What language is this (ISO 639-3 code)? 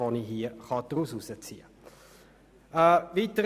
gsw